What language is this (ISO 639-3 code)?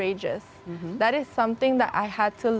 ind